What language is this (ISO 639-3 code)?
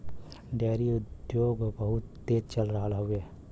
bho